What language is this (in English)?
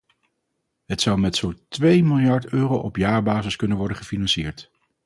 Dutch